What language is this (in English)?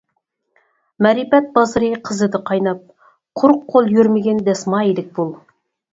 Uyghur